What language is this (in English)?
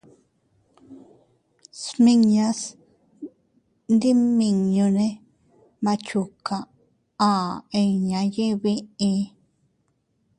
Teutila Cuicatec